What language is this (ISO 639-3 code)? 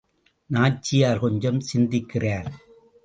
tam